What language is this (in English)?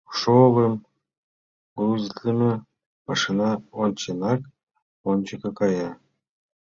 Mari